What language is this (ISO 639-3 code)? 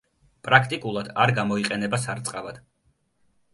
kat